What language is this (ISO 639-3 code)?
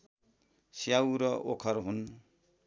nep